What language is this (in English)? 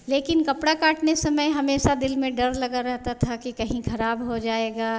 Hindi